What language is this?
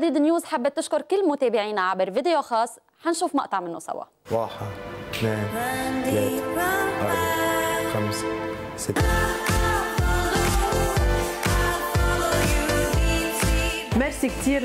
Arabic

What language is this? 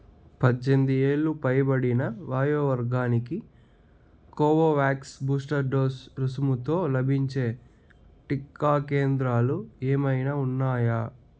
Telugu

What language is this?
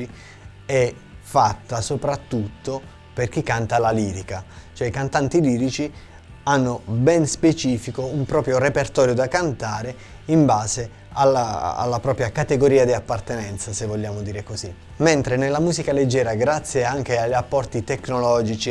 Italian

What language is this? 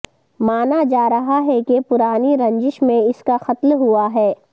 Urdu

